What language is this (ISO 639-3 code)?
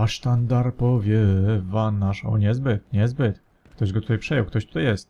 pol